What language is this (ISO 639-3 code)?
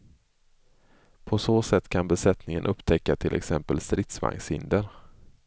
swe